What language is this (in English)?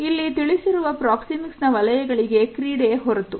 Kannada